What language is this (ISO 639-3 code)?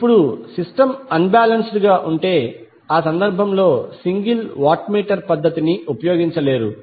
tel